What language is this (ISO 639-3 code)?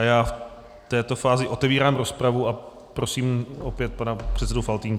ces